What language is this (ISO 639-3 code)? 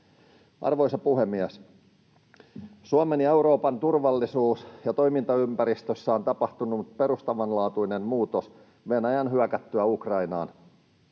fin